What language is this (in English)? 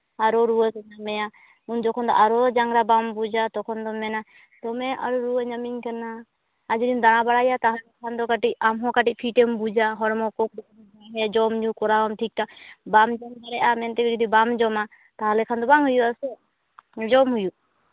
Santali